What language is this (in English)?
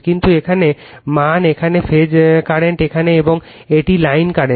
Bangla